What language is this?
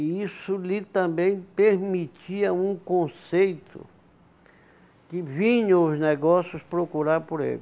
Portuguese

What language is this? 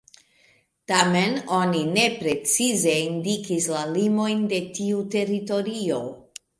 Esperanto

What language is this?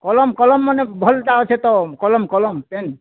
Odia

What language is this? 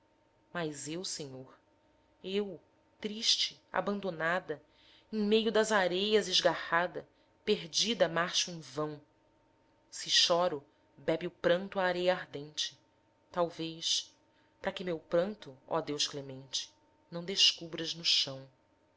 Portuguese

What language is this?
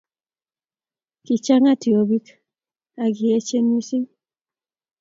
Kalenjin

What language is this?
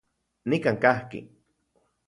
Central Puebla Nahuatl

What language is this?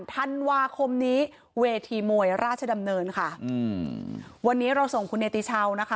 Thai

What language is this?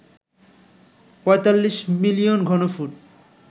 Bangla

